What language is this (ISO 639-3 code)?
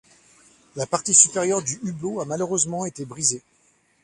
fra